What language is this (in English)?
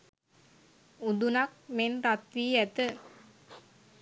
Sinhala